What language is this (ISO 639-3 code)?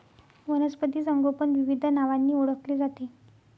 mar